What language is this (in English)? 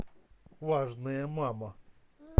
Russian